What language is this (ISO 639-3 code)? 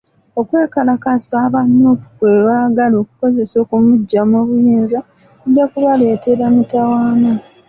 lug